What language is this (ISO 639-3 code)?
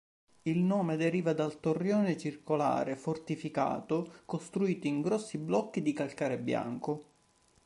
ita